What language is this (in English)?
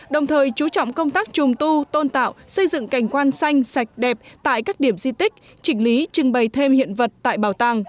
Vietnamese